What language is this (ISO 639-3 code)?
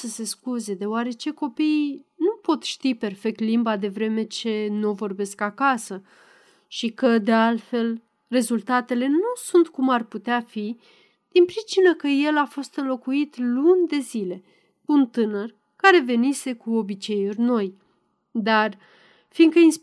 ron